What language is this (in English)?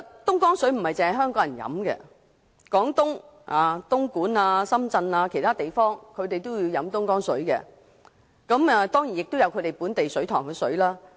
Cantonese